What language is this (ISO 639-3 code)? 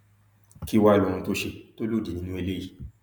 yor